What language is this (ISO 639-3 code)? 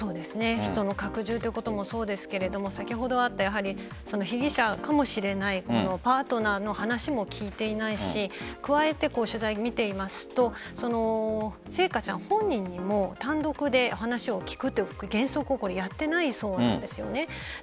jpn